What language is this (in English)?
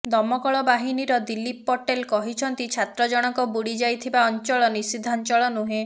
Odia